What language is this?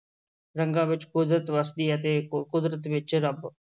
Punjabi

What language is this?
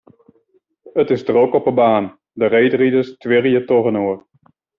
Western Frisian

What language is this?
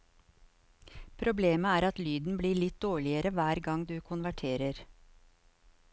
Norwegian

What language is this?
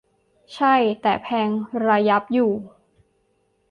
Thai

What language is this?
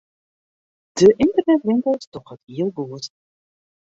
Western Frisian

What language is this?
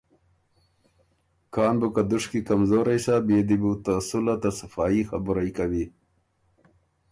Ormuri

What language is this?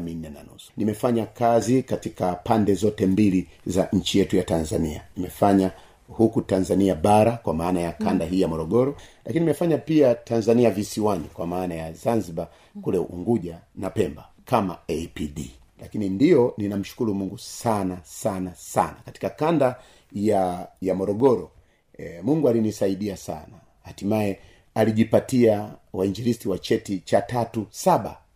Swahili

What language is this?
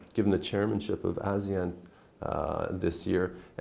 Vietnamese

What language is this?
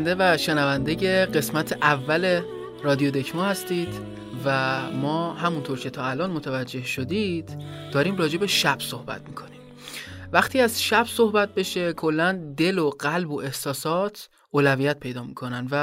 Persian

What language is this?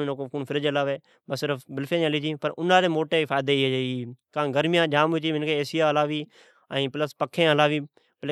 Od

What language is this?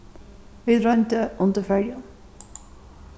Faroese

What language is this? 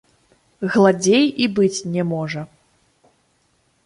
Belarusian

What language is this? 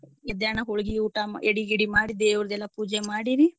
Kannada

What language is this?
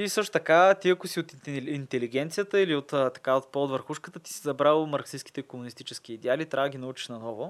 Bulgarian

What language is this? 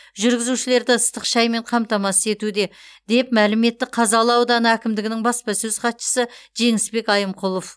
Kazakh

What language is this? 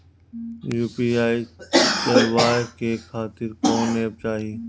Bhojpuri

